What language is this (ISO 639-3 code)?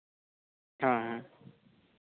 sat